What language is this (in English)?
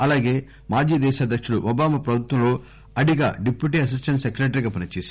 Telugu